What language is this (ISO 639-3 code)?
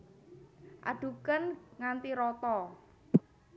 jav